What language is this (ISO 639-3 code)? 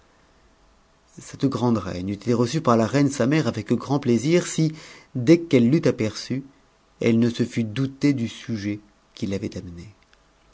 fra